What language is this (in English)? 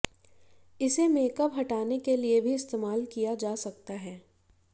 Hindi